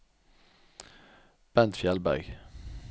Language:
Norwegian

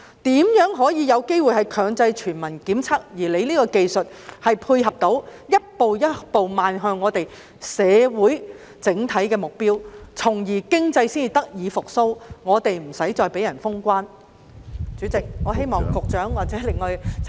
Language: Cantonese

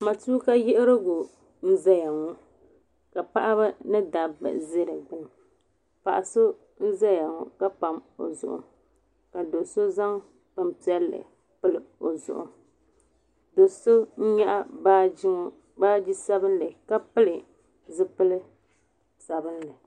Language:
Dagbani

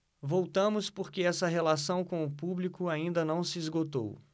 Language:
Portuguese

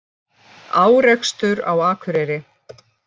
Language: Icelandic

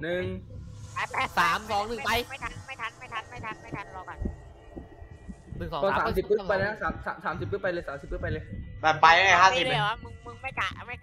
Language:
Thai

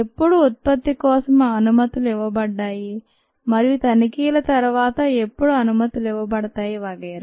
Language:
Telugu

